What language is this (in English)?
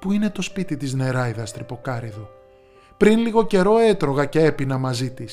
Greek